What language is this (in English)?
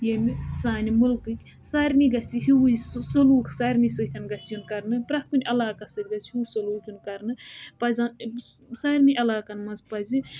Kashmiri